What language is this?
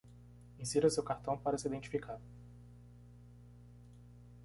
Portuguese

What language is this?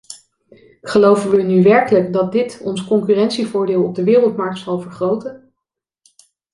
Dutch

